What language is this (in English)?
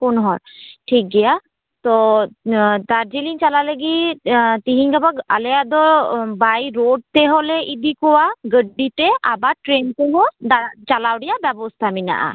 Santali